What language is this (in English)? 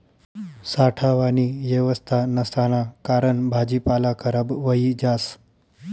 Marathi